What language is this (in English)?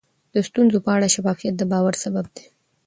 Pashto